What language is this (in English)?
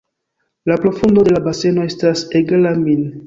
Esperanto